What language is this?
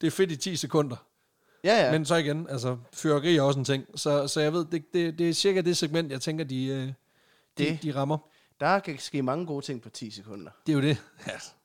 Danish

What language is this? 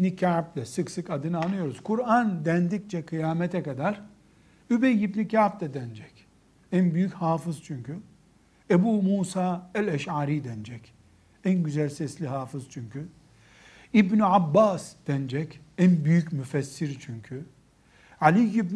Turkish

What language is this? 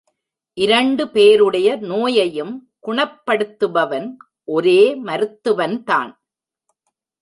Tamil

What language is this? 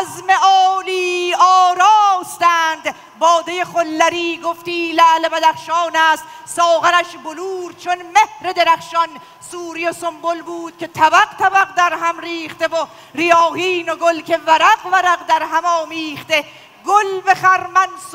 Persian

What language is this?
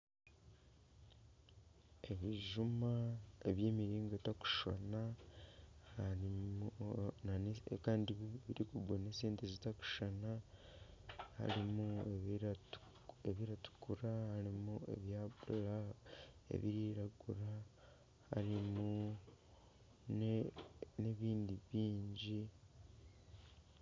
Nyankole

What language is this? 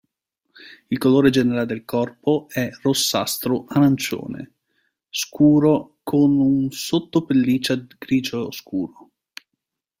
Italian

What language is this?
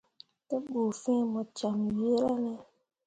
Mundang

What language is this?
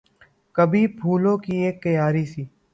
Urdu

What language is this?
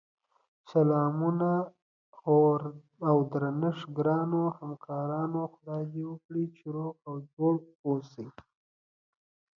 Pashto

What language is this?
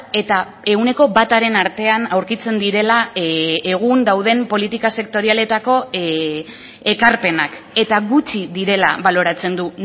Basque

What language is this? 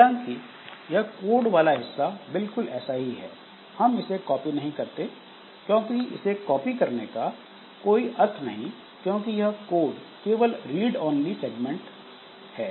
Hindi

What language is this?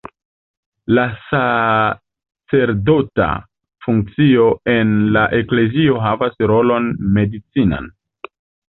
Esperanto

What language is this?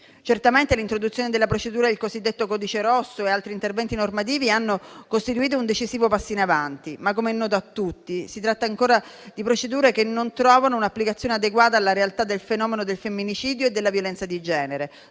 Italian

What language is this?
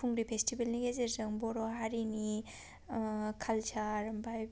Bodo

